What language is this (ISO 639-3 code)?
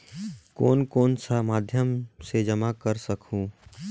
hne